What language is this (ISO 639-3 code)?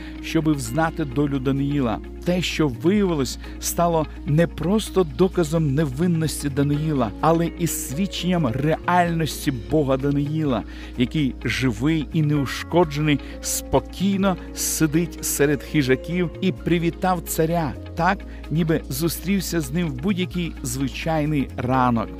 ukr